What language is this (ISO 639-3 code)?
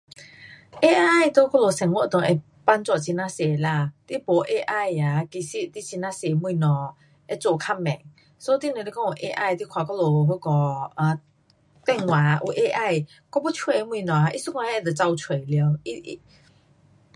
cpx